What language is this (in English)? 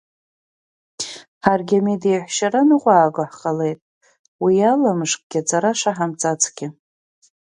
Abkhazian